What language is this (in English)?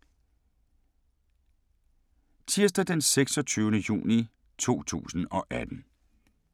Danish